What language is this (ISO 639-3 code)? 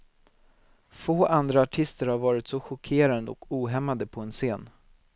swe